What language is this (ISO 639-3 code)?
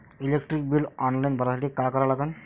mar